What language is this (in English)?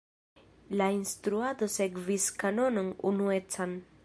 Esperanto